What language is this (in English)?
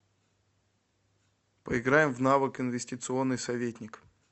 Russian